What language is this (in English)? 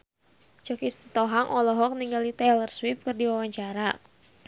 Sundanese